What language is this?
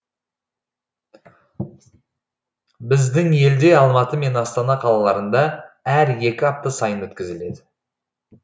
Kazakh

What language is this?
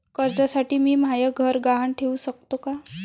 Marathi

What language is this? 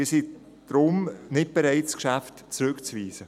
Swiss German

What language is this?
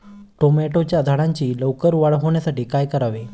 Marathi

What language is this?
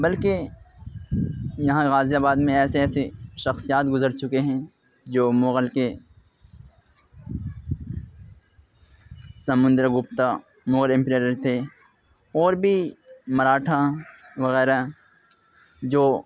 Urdu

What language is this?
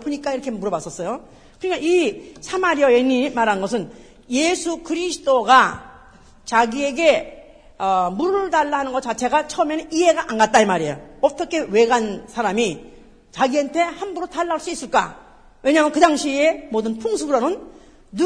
Korean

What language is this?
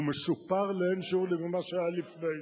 Hebrew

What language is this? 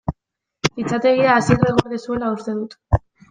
Basque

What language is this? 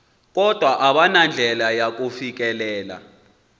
Xhosa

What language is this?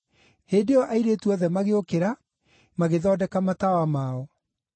Kikuyu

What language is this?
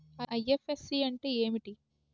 Telugu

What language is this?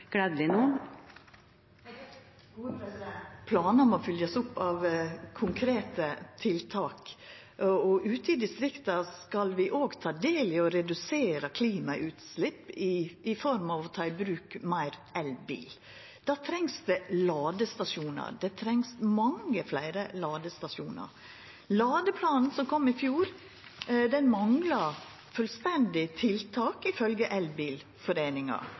Norwegian Nynorsk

